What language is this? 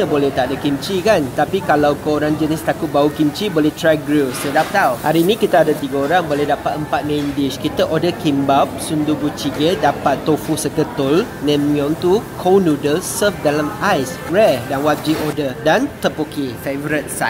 Malay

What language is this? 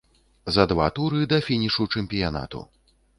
Belarusian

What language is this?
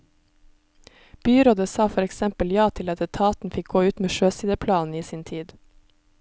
Norwegian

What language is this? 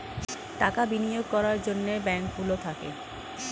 Bangla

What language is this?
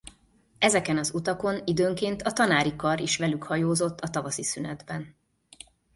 Hungarian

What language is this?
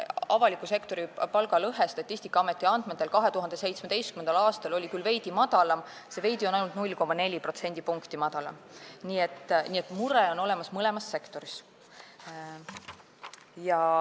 Estonian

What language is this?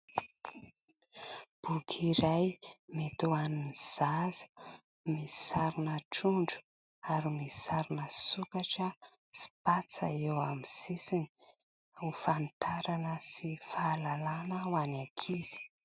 Malagasy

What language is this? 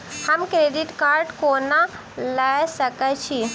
Maithili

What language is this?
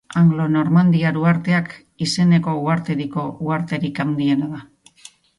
Basque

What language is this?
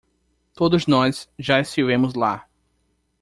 Portuguese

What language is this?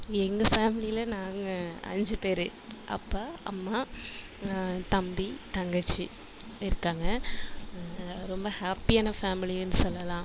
Tamil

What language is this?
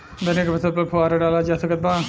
Bhojpuri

